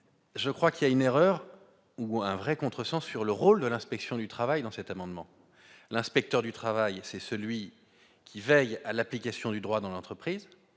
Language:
French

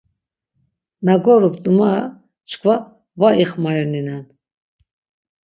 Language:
Laz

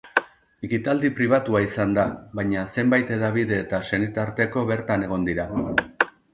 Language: Basque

